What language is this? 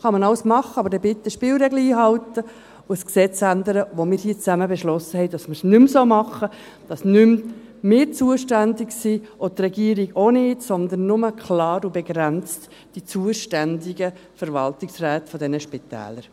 Swiss German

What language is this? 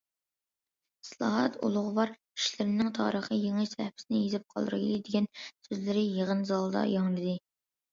Uyghur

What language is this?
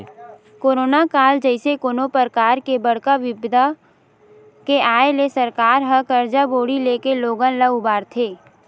Chhattisgarhi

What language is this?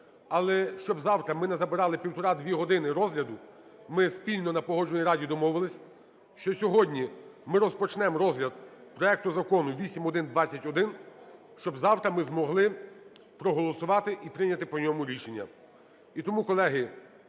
Ukrainian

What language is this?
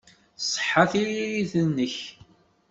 Kabyle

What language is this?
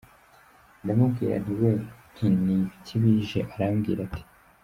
Kinyarwanda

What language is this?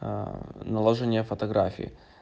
Russian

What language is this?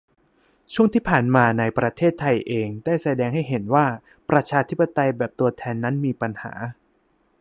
Thai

